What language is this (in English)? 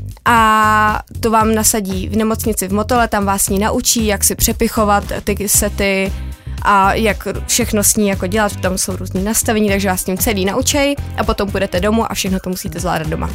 Czech